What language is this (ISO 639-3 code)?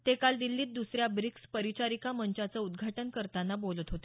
mar